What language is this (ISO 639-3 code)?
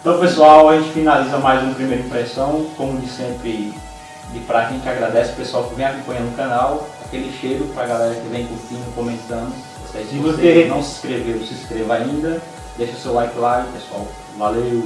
por